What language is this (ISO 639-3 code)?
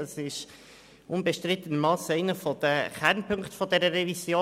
gsw